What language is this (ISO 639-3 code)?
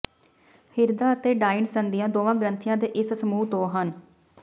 pan